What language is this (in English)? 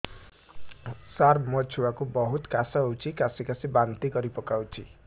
Odia